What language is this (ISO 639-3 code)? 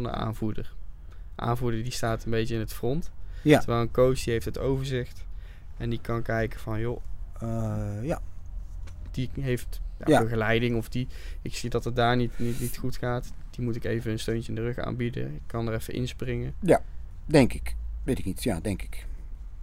nld